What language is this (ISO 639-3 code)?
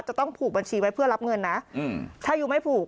tha